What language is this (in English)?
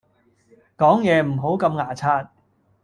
Cantonese